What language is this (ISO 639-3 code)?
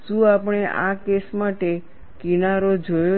guj